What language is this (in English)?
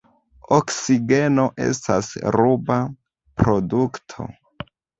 Esperanto